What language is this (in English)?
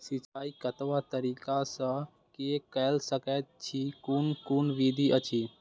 Maithili